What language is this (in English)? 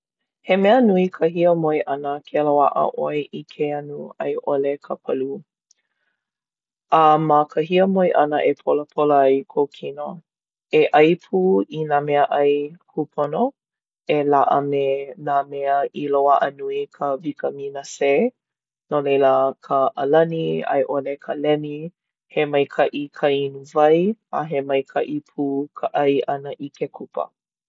Hawaiian